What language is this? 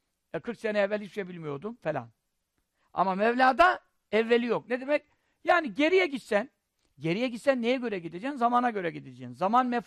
Turkish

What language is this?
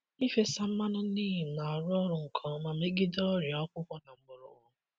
Igbo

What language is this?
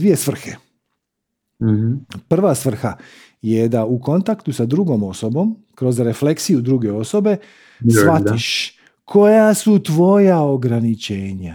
Croatian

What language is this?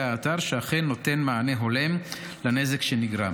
Hebrew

